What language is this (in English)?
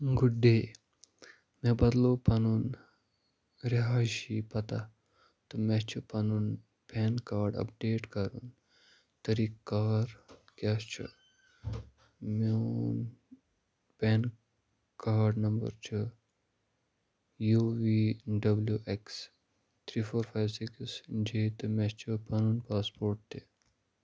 Kashmiri